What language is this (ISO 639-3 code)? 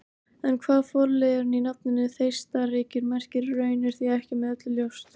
isl